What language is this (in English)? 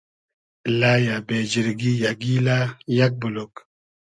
Hazaragi